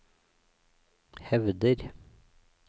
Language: Norwegian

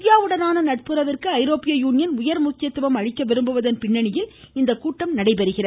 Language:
Tamil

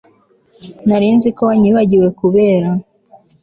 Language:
Kinyarwanda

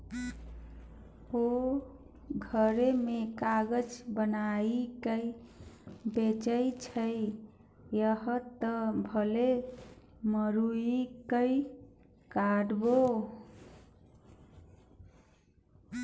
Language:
Maithili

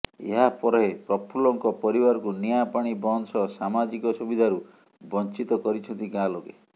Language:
Odia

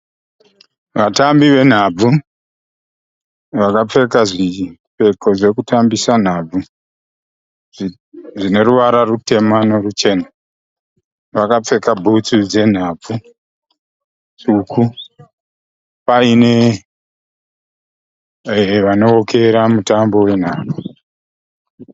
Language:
Shona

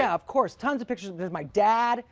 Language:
English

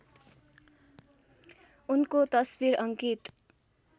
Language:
Nepali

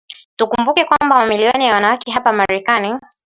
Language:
Swahili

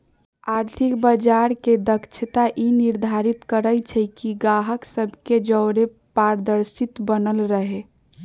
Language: Magahi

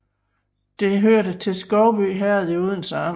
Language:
Danish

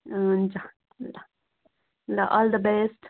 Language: Nepali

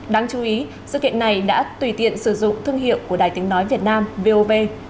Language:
Vietnamese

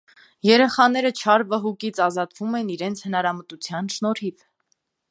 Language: Armenian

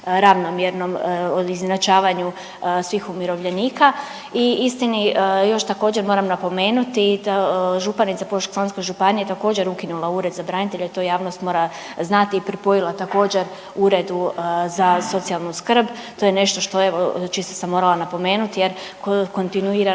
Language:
Croatian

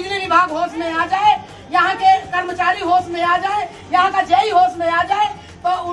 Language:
Hindi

